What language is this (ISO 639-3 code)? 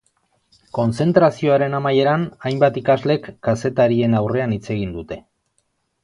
eus